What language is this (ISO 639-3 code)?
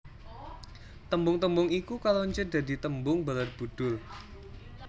jav